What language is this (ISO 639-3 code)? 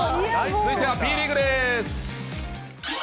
jpn